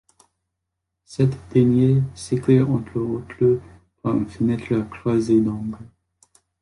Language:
French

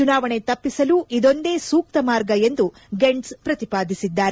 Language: Kannada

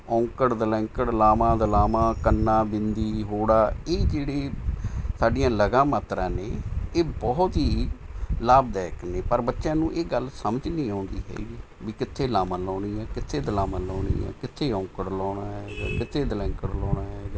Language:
Punjabi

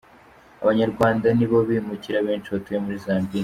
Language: Kinyarwanda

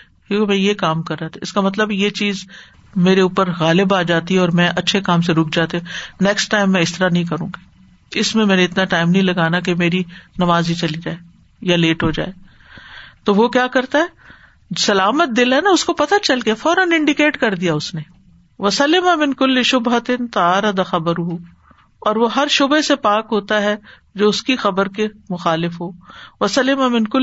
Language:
Urdu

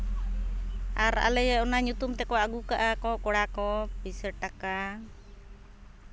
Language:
Santali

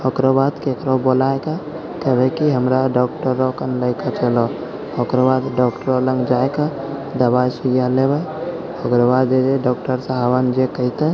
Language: Maithili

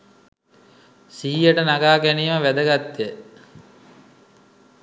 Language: Sinhala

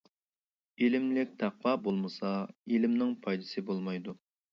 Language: Uyghur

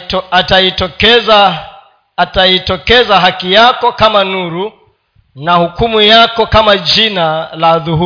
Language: Swahili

